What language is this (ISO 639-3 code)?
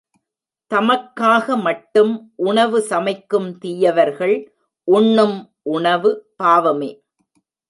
tam